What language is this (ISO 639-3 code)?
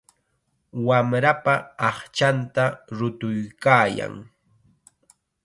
qxa